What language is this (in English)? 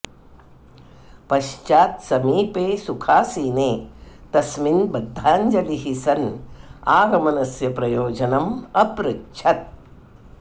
Sanskrit